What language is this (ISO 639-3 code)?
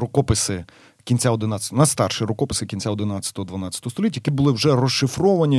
ukr